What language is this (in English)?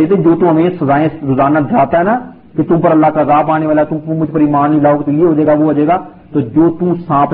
Urdu